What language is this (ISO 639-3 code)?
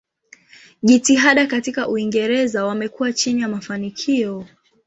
swa